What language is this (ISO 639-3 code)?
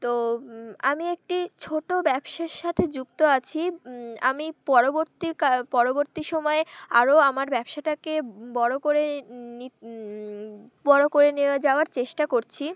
ben